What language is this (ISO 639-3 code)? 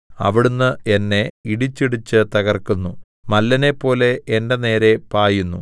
mal